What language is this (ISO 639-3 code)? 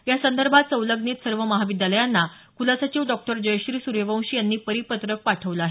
mar